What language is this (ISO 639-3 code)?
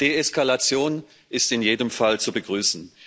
deu